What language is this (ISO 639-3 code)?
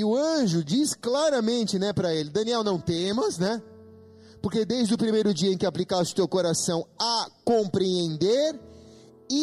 por